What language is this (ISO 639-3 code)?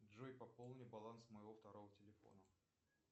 rus